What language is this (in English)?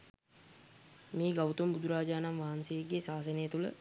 Sinhala